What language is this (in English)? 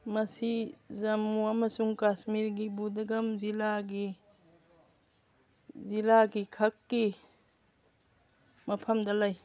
Manipuri